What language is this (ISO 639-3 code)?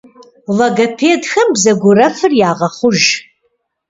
kbd